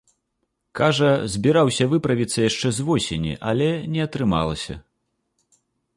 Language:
Belarusian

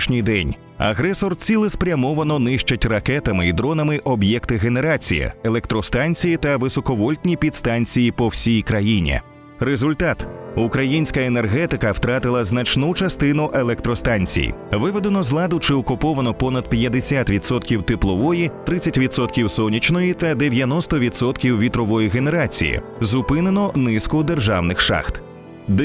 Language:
Ukrainian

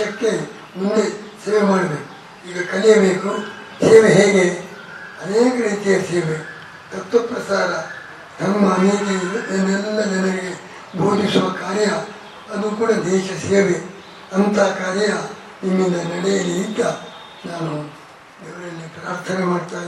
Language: Kannada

